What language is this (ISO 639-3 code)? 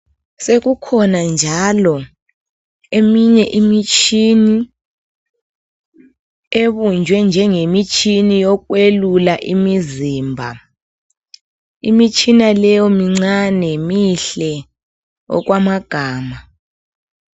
nde